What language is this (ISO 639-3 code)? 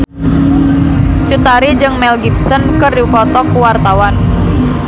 sun